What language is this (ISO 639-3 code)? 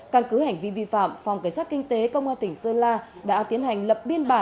vie